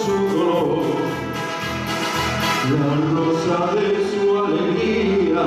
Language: Arabic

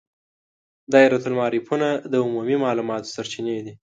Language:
Pashto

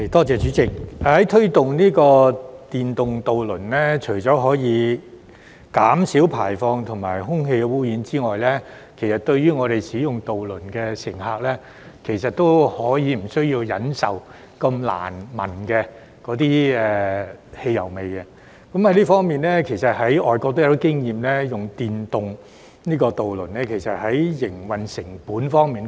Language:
Cantonese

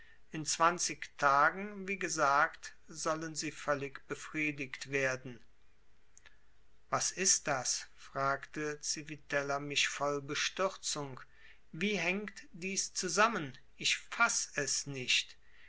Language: German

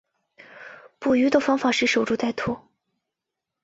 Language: Chinese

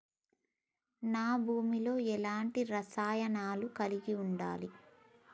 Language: Telugu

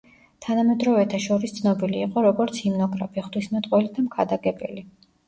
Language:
Georgian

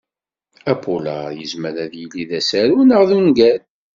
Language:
Kabyle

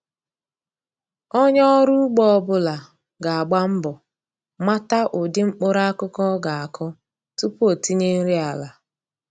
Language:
Igbo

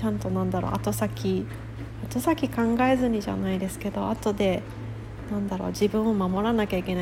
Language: Japanese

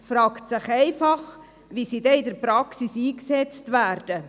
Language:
Swiss German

